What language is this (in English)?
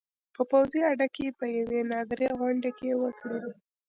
Pashto